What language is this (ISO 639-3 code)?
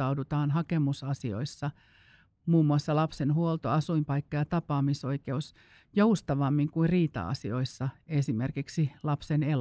fin